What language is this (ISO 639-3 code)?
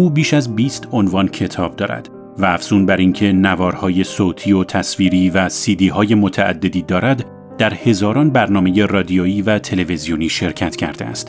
fas